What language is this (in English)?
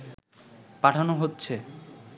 Bangla